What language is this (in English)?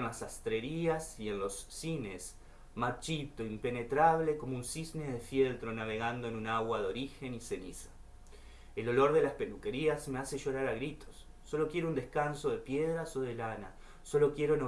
Spanish